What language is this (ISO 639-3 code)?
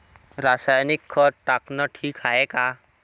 mar